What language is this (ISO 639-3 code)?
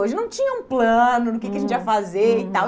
por